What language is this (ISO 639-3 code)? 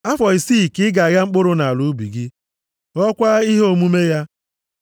ibo